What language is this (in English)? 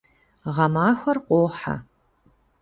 Kabardian